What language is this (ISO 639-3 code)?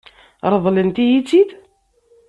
kab